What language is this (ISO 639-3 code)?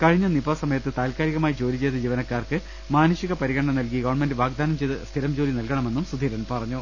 mal